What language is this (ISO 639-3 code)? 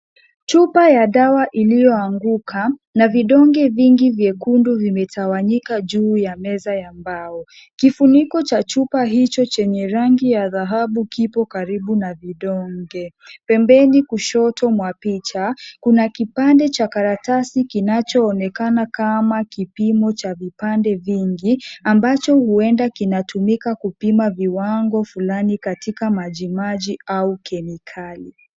swa